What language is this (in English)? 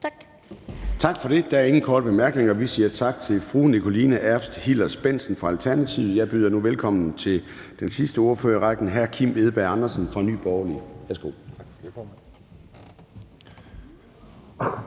Danish